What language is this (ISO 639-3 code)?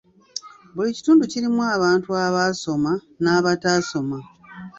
lug